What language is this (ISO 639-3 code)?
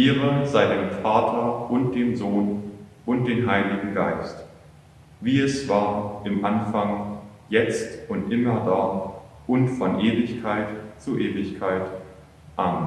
deu